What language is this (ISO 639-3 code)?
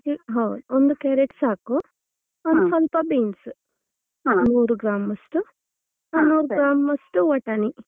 kan